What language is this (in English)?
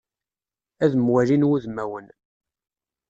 Kabyle